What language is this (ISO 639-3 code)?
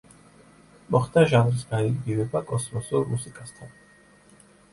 kat